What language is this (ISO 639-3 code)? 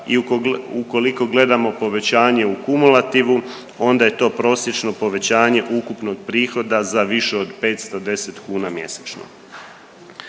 hrv